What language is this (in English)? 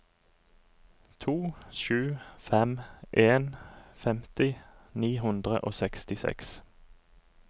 Norwegian